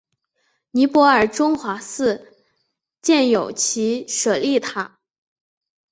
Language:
Chinese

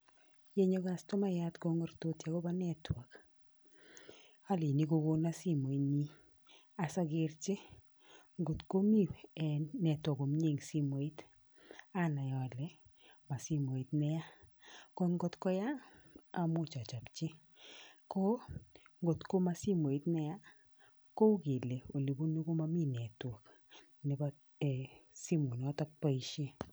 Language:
Kalenjin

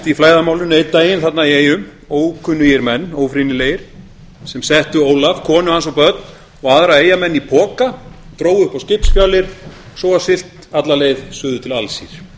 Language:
Icelandic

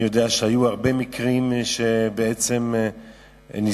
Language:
Hebrew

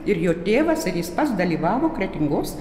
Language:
Lithuanian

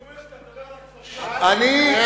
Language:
Hebrew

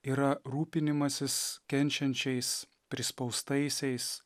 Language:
Lithuanian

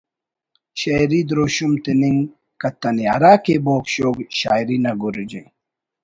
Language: Brahui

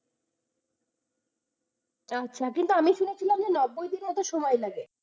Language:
Bangla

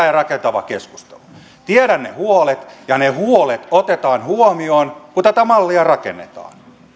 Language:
Finnish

